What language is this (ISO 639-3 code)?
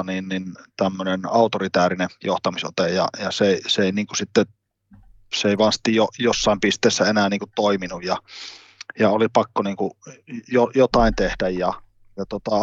fin